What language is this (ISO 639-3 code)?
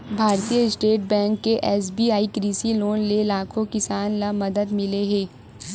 hne